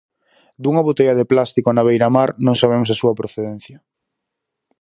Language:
Galician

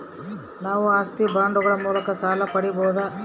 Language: Kannada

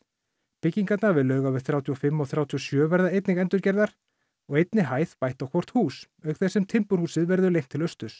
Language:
Icelandic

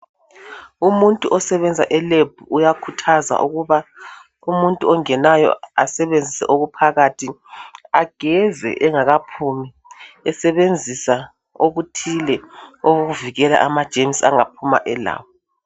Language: North Ndebele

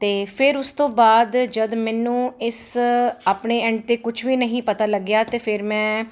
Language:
Punjabi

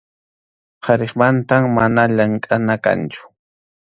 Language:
Arequipa-La Unión Quechua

